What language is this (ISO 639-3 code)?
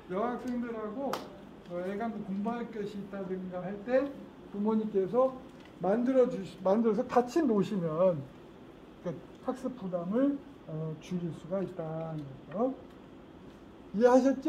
kor